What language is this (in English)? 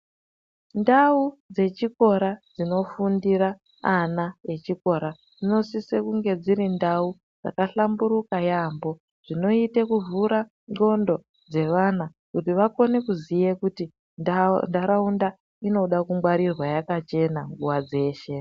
Ndau